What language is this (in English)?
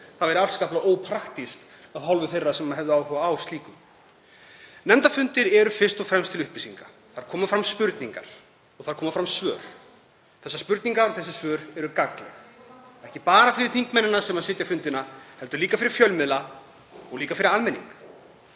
Icelandic